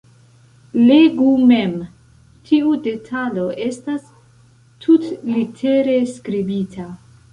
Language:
Esperanto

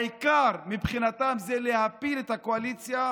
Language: Hebrew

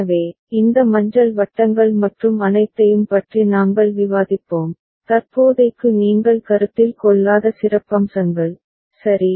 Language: Tamil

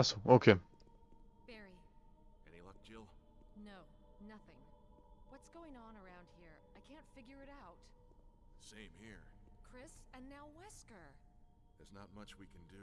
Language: German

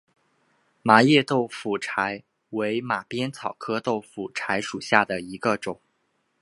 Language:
Chinese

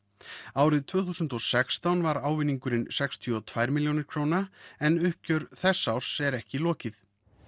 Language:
Icelandic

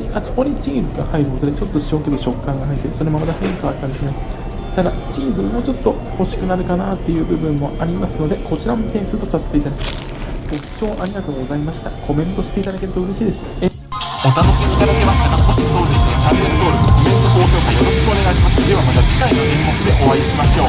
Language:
Japanese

